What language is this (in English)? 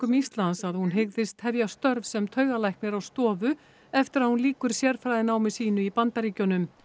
Icelandic